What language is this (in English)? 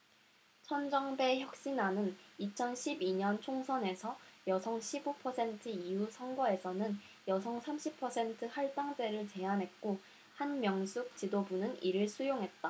Korean